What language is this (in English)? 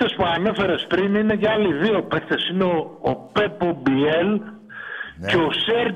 Greek